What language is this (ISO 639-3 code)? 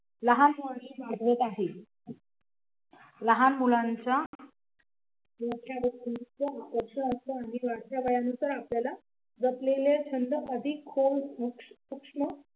mar